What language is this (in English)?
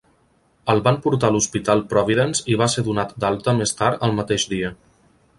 Catalan